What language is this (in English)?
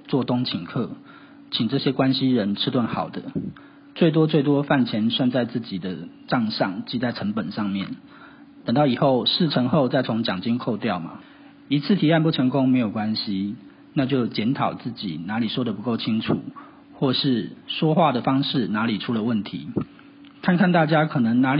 Chinese